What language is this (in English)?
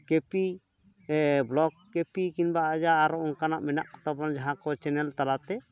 Santali